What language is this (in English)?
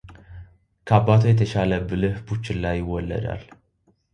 Amharic